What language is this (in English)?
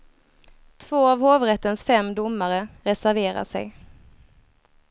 Swedish